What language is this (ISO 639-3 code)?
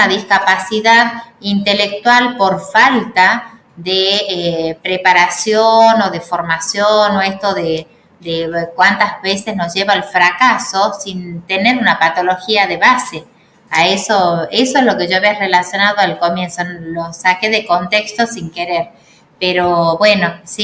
spa